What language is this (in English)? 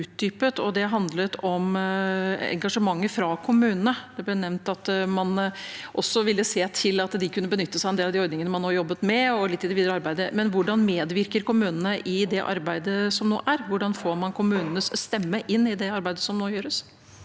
Norwegian